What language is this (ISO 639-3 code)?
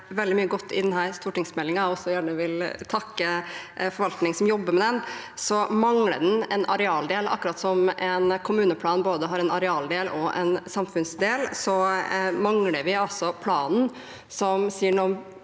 nor